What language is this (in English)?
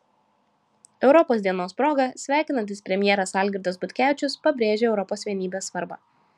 Lithuanian